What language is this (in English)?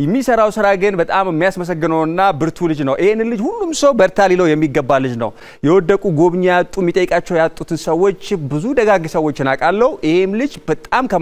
Arabic